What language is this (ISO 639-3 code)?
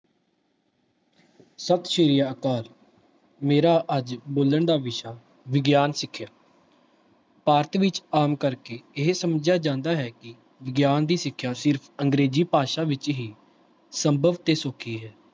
pan